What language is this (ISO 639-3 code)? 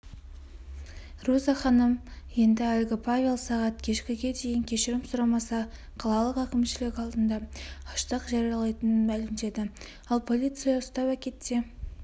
kaz